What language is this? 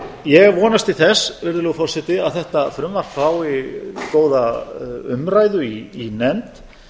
Icelandic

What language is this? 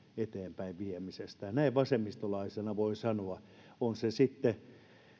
Finnish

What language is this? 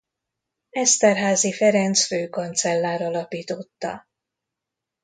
Hungarian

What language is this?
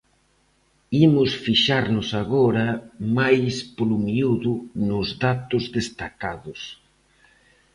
Galician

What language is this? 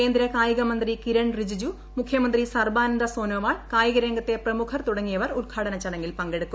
Malayalam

